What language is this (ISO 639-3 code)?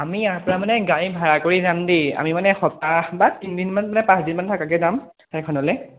asm